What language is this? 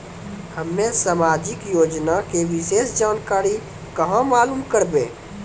Maithili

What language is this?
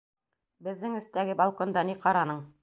Bashkir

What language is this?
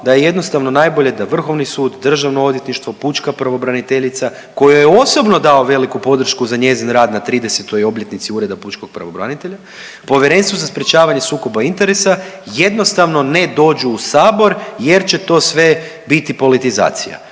Croatian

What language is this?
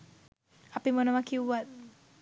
Sinhala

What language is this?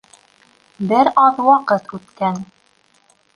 Bashkir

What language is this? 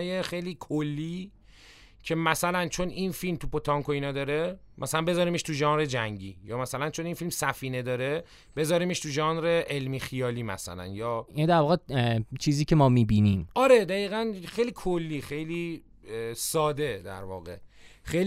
Persian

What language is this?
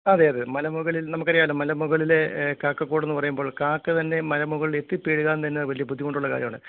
Malayalam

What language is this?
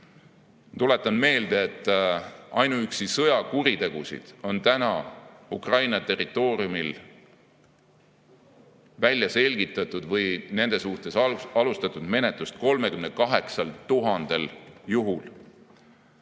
Estonian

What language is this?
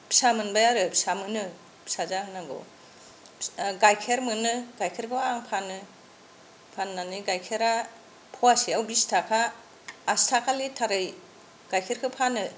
Bodo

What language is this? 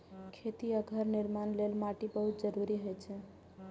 Maithili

